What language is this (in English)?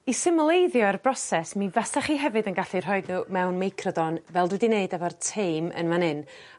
Welsh